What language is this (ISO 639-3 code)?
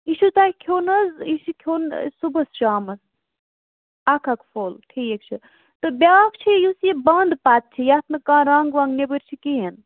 kas